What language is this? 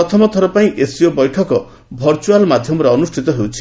Odia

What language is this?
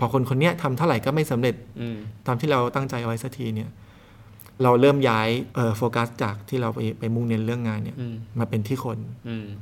Thai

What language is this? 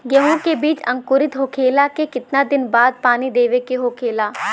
Bhojpuri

